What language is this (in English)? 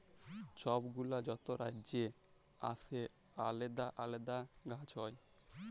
Bangla